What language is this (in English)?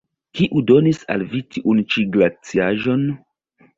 Esperanto